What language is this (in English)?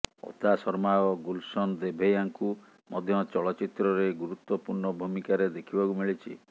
Odia